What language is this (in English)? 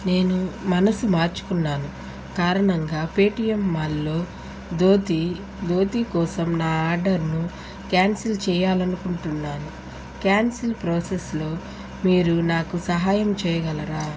Telugu